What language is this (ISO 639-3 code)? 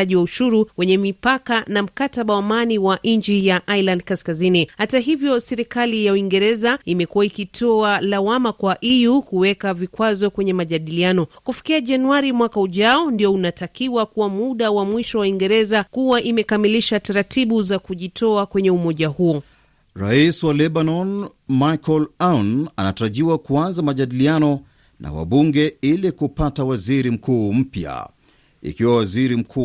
swa